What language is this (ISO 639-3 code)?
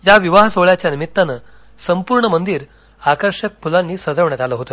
mar